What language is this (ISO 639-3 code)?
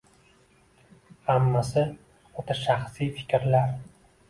uzb